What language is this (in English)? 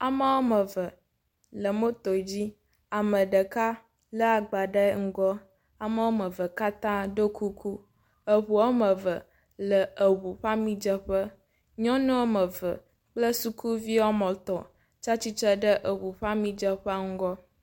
Ewe